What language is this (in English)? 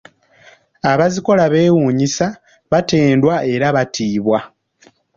Ganda